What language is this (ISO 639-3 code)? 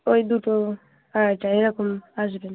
ben